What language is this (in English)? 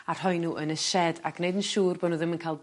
Welsh